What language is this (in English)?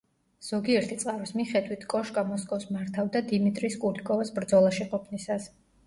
Georgian